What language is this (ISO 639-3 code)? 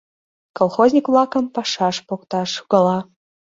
chm